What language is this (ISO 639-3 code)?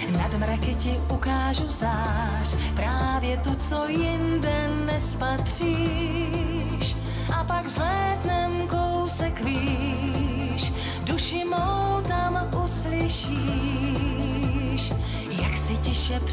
ces